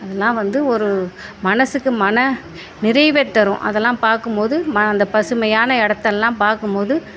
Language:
Tamil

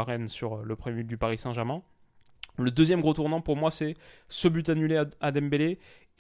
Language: French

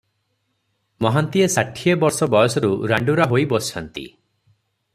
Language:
Odia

